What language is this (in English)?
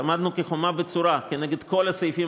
Hebrew